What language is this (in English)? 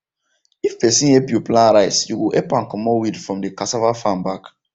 Nigerian Pidgin